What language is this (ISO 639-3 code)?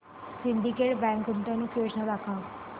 mar